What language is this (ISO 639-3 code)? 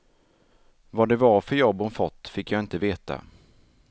swe